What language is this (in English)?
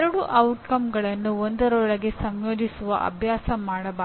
Kannada